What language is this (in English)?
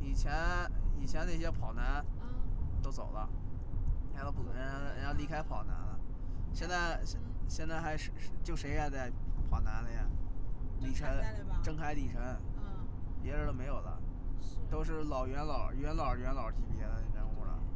Chinese